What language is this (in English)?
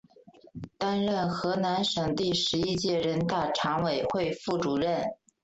Chinese